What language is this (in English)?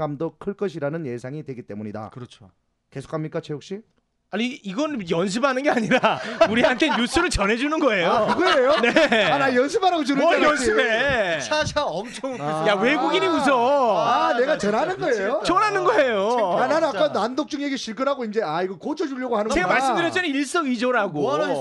Korean